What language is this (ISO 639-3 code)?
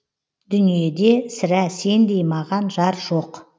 kaz